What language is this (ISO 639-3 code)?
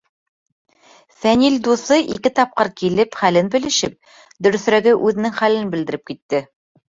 bak